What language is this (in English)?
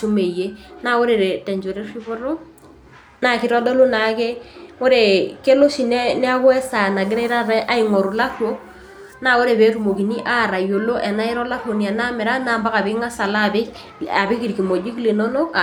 Masai